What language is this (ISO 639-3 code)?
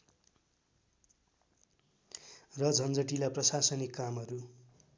nep